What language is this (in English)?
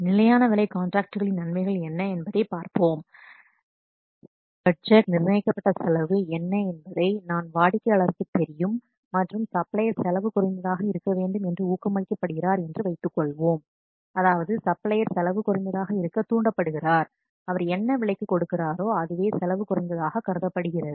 Tamil